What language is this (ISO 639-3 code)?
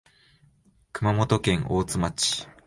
jpn